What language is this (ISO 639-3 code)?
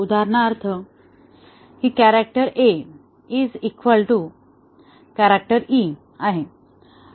mar